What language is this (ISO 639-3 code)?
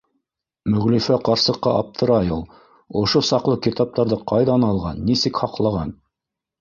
bak